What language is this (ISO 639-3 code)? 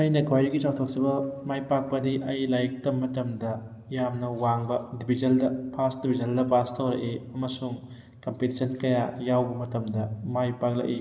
mni